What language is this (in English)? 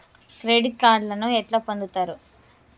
Telugu